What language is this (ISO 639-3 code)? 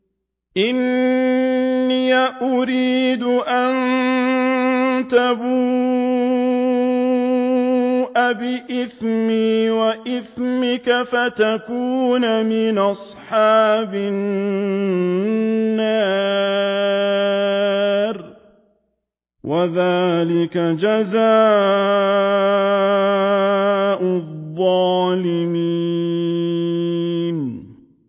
ara